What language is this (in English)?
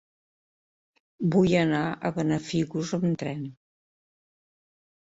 Catalan